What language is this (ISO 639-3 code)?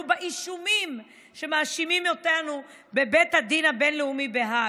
heb